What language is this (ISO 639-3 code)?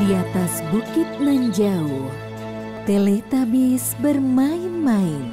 ind